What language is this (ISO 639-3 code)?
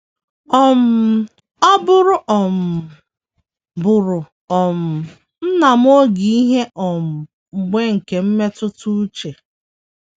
ibo